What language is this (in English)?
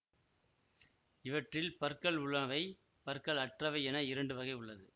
Tamil